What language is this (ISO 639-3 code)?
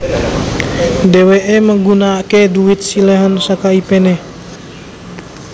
jav